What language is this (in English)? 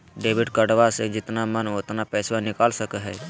Magahi